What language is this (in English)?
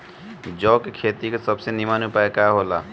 Bhojpuri